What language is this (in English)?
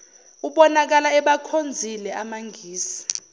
Zulu